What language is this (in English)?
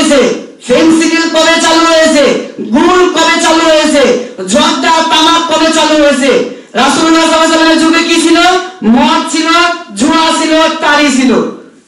Arabic